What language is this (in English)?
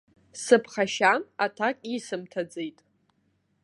Abkhazian